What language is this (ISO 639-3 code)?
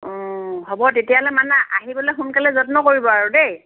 asm